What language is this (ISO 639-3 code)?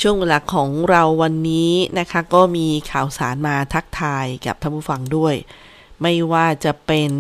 tha